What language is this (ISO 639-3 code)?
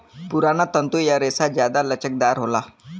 bho